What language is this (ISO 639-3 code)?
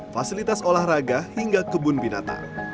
ind